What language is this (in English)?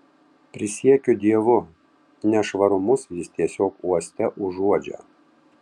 Lithuanian